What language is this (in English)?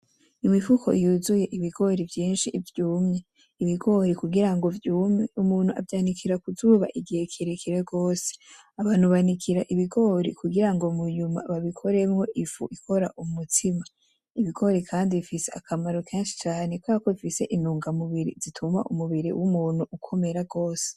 Rundi